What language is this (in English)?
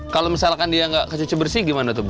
Indonesian